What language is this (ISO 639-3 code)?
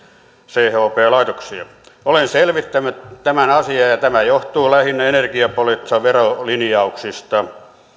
fin